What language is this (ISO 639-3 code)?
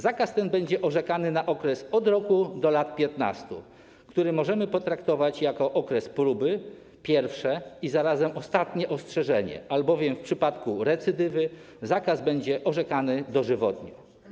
pol